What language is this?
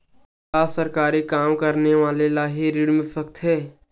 Chhattisgarhi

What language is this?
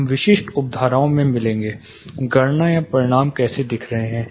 Hindi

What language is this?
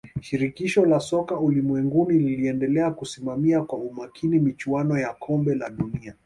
Swahili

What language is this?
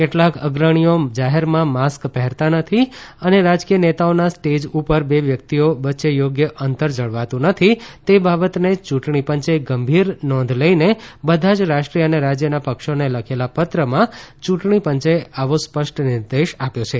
Gujarati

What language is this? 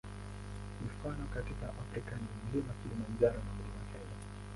Swahili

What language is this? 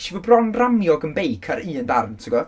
Welsh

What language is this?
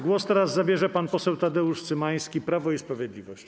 Polish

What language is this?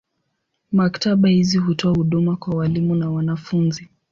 Swahili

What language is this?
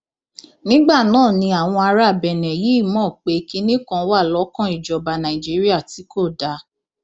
Yoruba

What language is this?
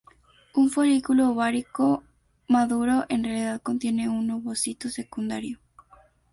Spanish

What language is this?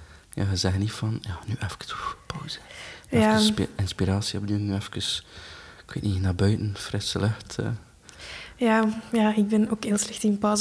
Dutch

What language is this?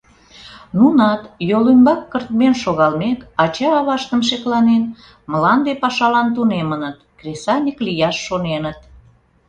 Mari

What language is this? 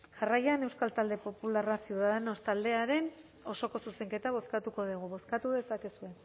Basque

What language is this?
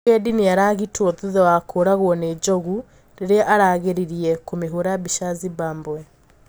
Kikuyu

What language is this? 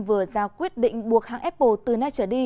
Vietnamese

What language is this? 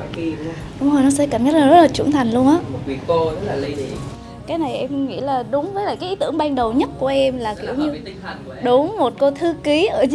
Vietnamese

